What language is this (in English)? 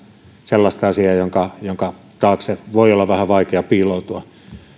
Finnish